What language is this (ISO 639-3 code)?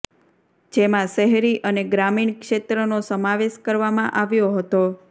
guj